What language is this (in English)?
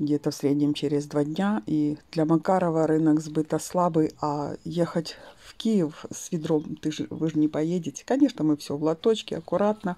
Russian